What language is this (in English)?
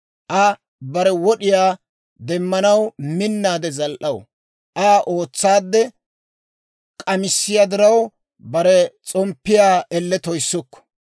Dawro